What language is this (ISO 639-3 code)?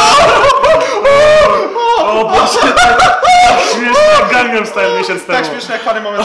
pol